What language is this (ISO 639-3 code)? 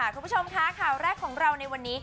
tha